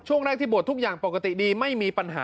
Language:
Thai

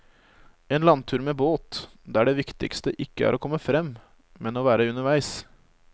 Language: Norwegian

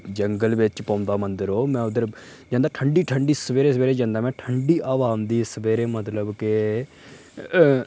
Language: Dogri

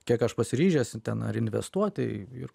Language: Lithuanian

